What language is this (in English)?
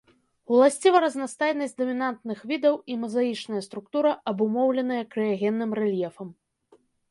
Belarusian